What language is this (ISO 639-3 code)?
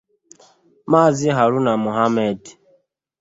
ibo